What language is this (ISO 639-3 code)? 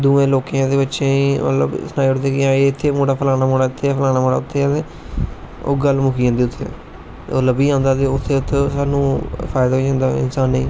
doi